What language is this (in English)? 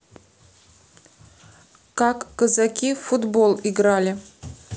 Russian